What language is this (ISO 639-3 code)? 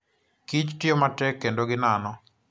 luo